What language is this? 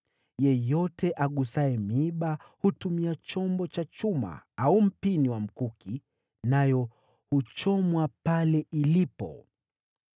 Swahili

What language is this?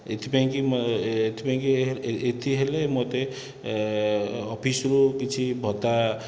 Odia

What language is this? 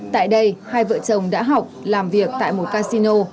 Vietnamese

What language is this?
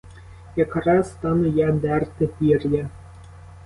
Ukrainian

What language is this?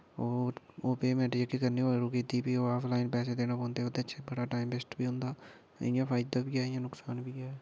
Dogri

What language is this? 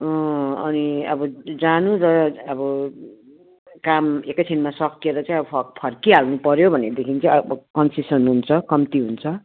Nepali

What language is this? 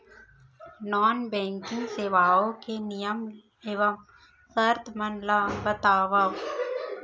Chhattisgarhi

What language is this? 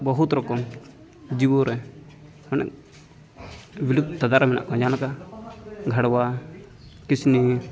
Santali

